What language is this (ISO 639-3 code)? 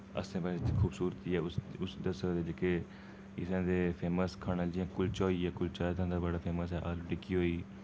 doi